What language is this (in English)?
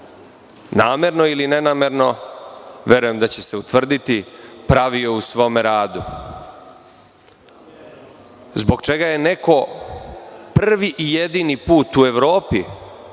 Serbian